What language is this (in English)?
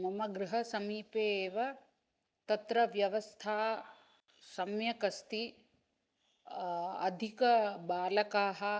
Sanskrit